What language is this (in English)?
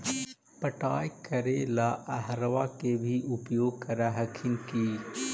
Magahi